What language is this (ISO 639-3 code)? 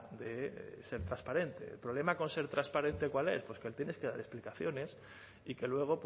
spa